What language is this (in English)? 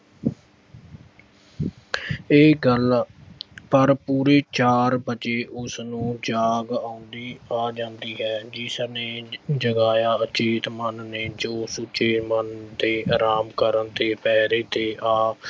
Punjabi